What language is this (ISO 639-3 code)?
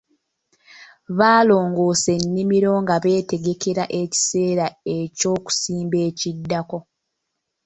lug